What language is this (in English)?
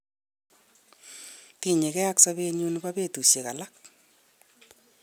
Kalenjin